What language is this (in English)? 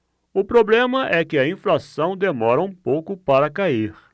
Portuguese